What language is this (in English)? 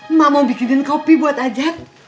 Indonesian